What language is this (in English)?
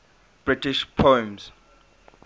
English